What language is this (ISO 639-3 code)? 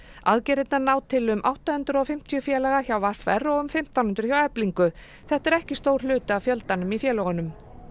isl